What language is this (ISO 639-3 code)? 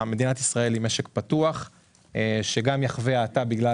heb